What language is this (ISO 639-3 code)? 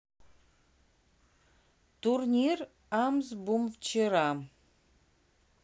rus